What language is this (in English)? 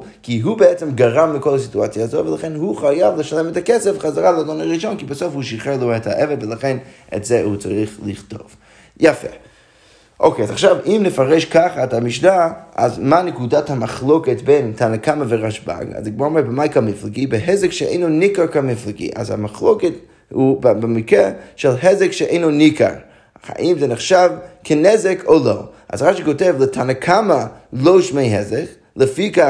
Hebrew